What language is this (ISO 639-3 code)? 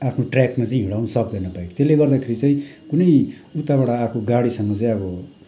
nep